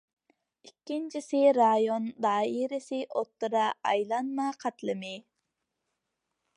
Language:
Uyghur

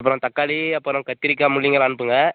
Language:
Tamil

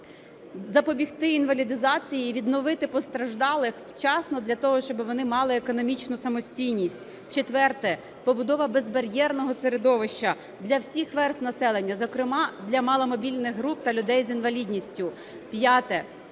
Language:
Ukrainian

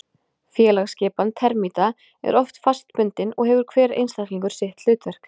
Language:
Icelandic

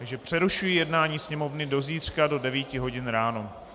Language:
Czech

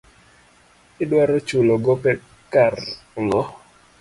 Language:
Luo (Kenya and Tanzania)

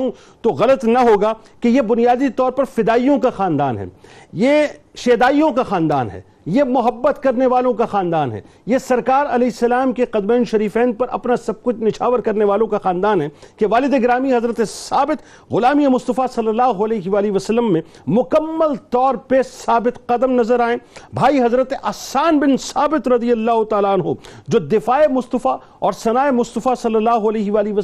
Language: Urdu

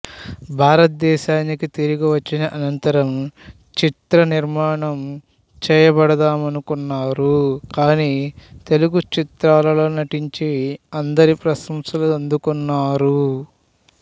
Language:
Telugu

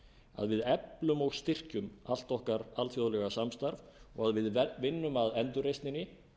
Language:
Icelandic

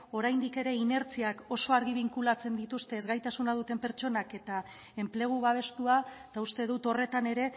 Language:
Basque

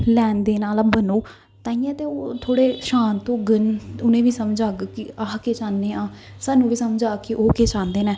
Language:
Dogri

